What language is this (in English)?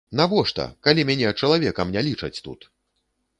Belarusian